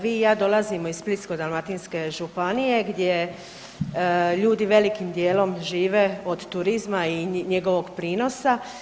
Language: Croatian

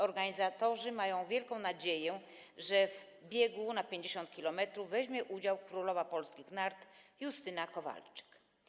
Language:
Polish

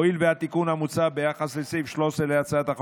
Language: Hebrew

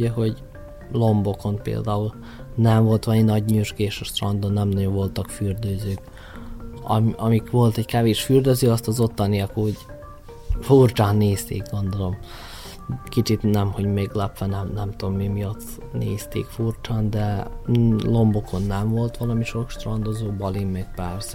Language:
Hungarian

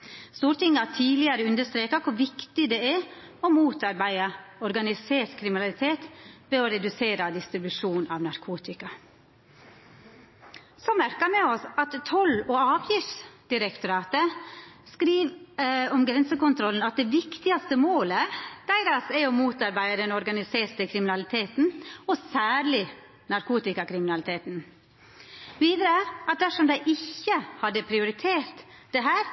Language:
Norwegian Nynorsk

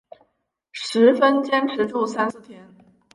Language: Chinese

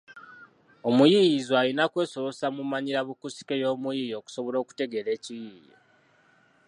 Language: Ganda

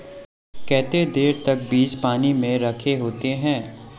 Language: Magahi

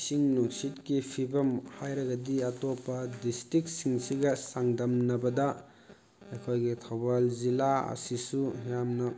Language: Manipuri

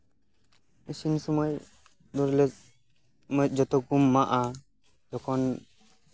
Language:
Santali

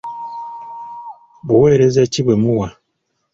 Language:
Ganda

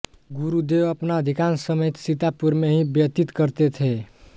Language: Hindi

